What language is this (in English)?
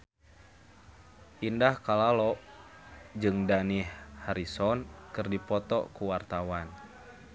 Sundanese